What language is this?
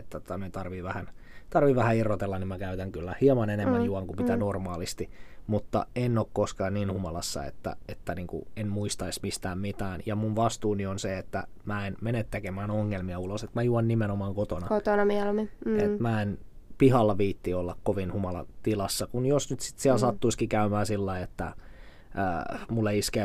Finnish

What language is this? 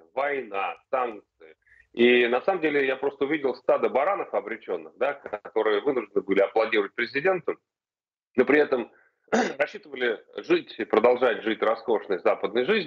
Russian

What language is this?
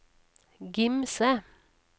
Norwegian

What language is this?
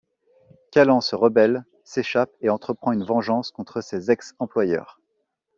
French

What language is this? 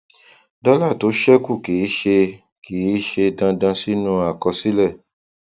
Yoruba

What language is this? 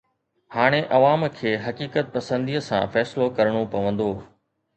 Sindhi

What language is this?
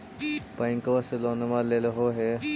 Magahi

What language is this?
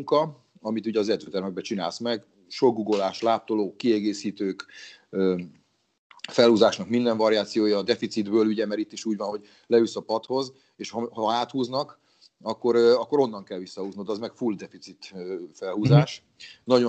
Hungarian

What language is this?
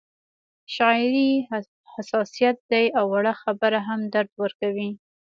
Pashto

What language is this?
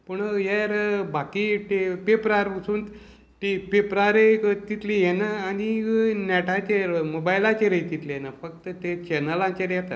Konkani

